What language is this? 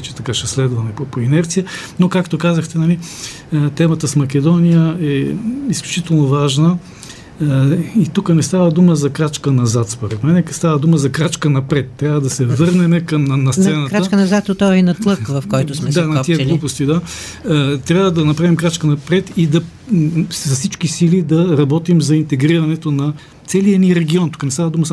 Bulgarian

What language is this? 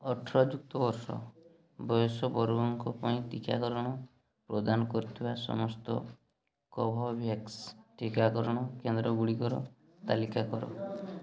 Odia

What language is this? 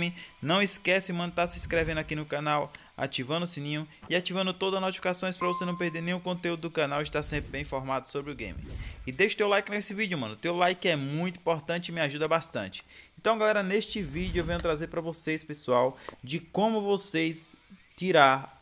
Portuguese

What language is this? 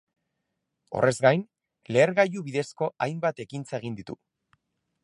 Basque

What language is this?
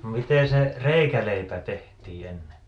Finnish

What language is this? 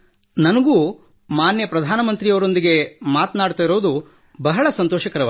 Kannada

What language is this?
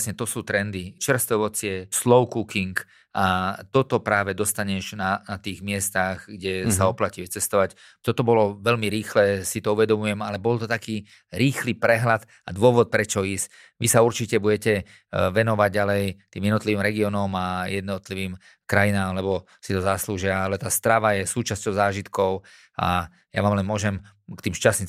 Slovak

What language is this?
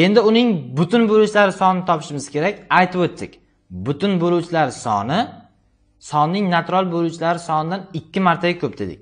Turkish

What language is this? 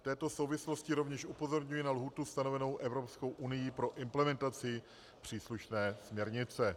Czech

